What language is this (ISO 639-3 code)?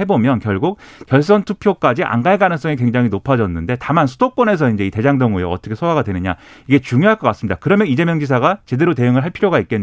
kor